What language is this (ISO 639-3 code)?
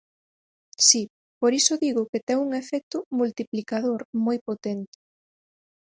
glg